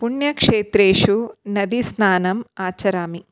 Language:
Sanskrit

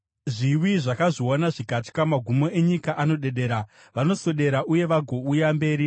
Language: Shona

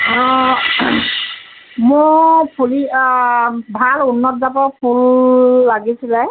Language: Assamese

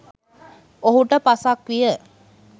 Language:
Sinhala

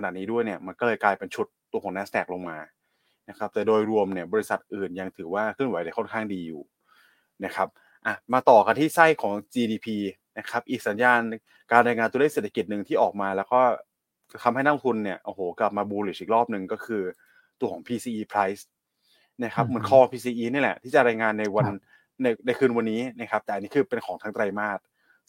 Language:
Thai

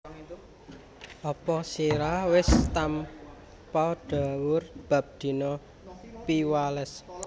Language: Javanese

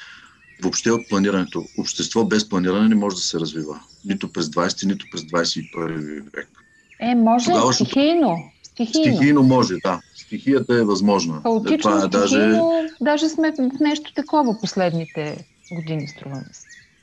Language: Bulgarian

